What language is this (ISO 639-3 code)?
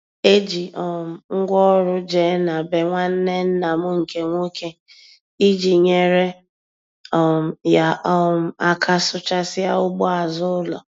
ibo